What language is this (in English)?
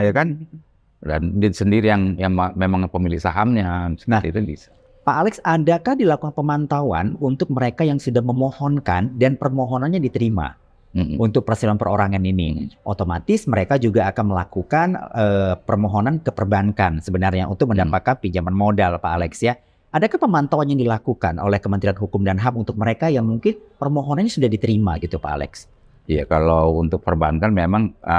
Indonesian